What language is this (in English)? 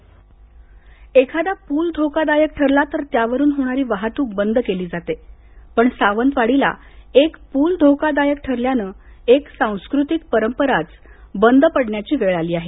Marathi